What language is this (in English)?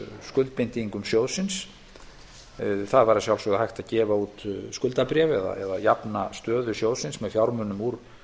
Icelandic